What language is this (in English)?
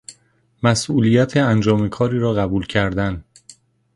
Persian